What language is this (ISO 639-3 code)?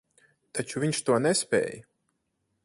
lav